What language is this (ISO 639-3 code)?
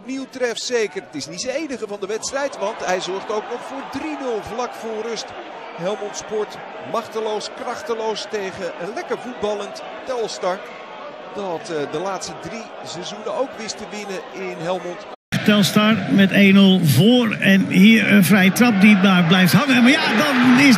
nld